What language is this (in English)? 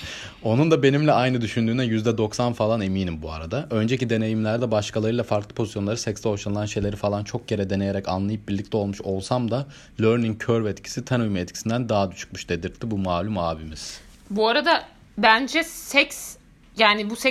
Turkish